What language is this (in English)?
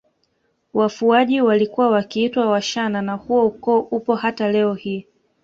Swahili